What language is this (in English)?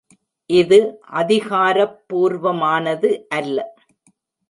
Tamil